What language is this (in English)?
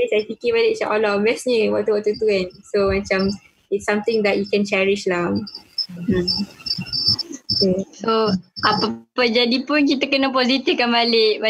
Malay